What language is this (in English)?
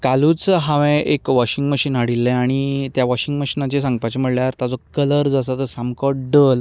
Konkani